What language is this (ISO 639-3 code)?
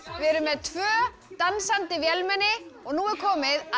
isl